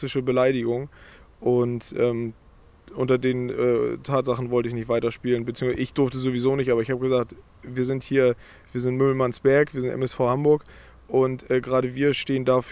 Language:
German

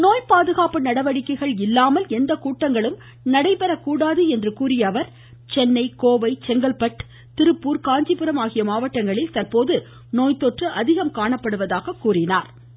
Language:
Tamil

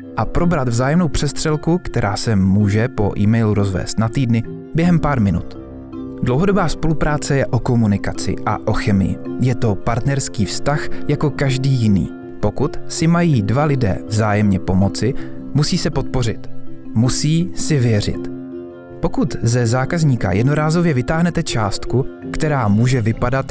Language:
Czech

